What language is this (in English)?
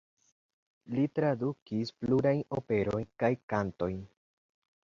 Esperanto